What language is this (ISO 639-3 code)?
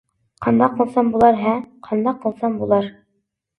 uig